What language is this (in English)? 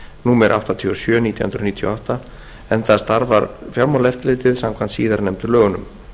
Icelandic